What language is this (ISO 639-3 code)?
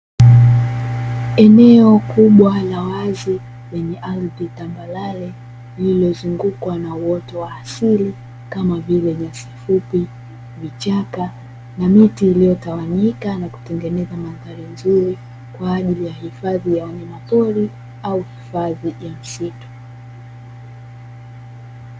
swa